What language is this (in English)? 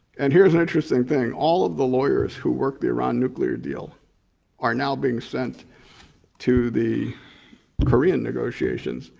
English